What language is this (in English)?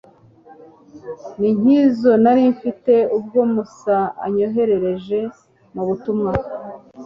Kinyarwanda